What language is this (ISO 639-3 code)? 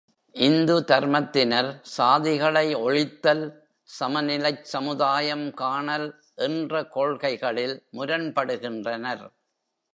tam